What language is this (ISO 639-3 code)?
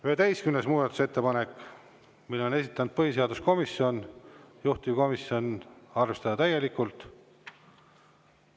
est